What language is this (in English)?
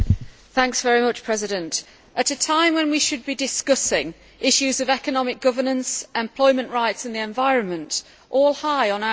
English